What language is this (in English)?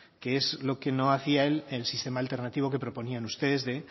Spanish